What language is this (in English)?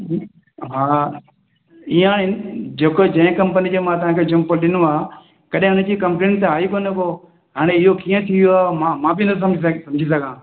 Sindhi